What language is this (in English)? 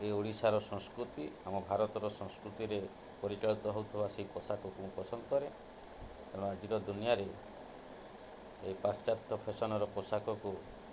Odia